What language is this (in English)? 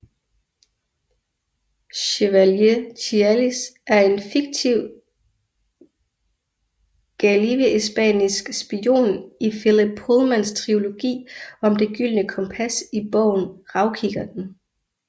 Danish